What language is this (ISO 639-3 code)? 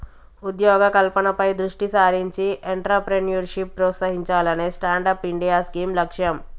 tel